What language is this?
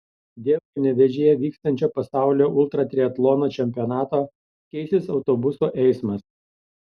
Lithuanian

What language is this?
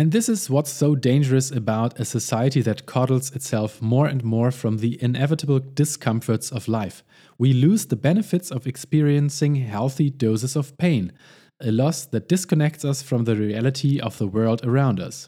English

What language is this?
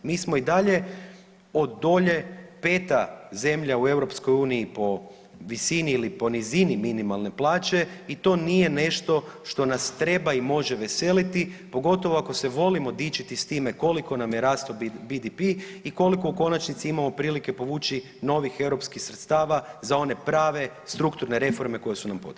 Croatian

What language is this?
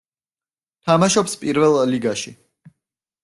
Georgian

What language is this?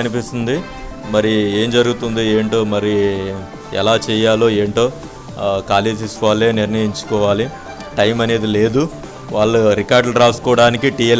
Telugu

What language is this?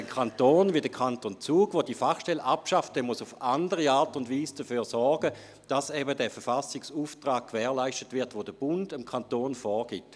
Swiss German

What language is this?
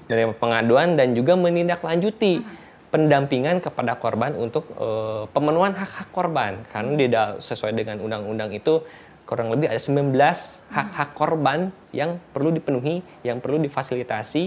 Indonesian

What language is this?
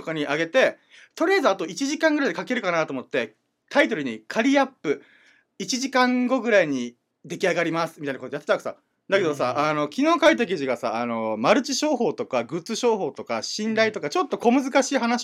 Japanese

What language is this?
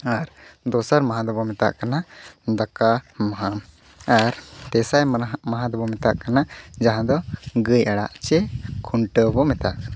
Santali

